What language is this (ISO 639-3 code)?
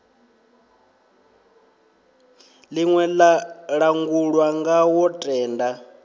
ven